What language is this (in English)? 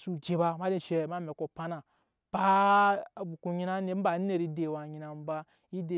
Nyankpa